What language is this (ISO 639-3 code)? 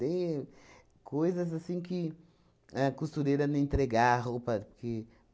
por